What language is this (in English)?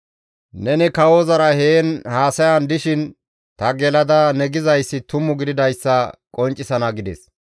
Gamo